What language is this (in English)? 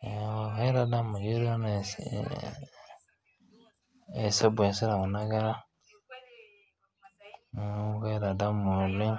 Masai